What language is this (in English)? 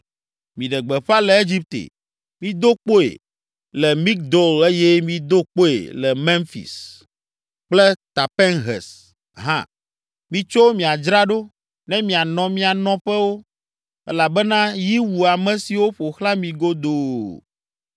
Ewe